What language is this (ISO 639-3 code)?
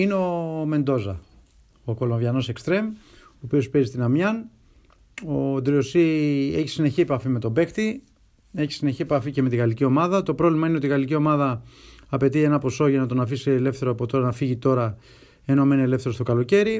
ell